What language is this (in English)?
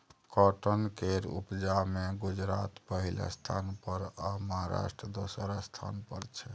Maithili